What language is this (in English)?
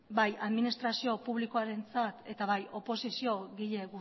Basque